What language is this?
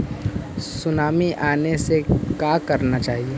Magahi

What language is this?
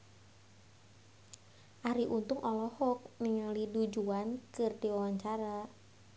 Sundanese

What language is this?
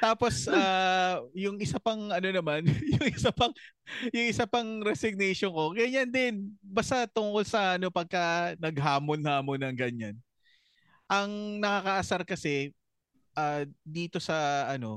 Filipino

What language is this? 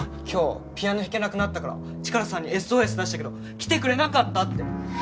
Japanese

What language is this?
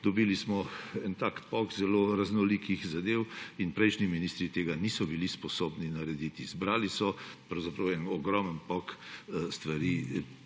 Slovenian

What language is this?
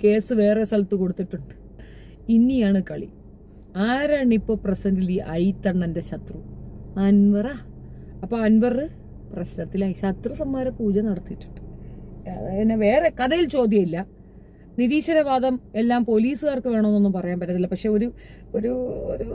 Malayalam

